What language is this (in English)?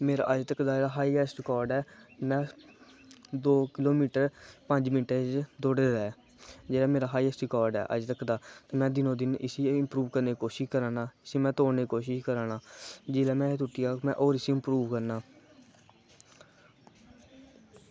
Dogri